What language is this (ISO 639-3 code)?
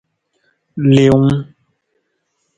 nmz